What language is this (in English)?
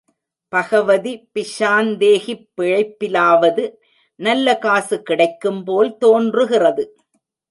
Tamil